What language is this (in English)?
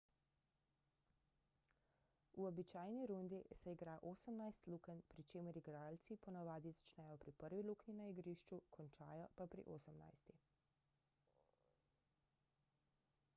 Slovenian